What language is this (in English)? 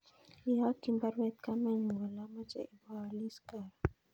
Kalenjin